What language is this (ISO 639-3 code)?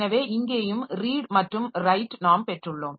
tam